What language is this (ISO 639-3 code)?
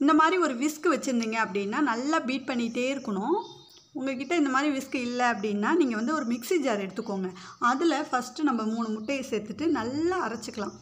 tam